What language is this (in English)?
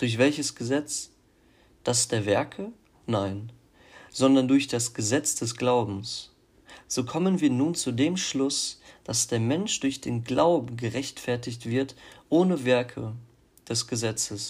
German